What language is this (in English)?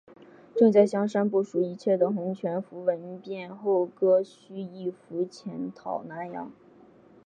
Chinese